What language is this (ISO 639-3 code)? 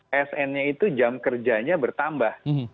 ind